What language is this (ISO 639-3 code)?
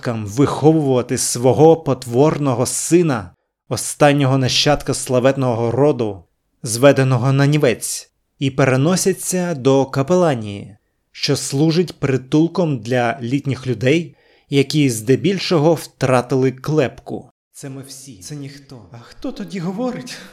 ukr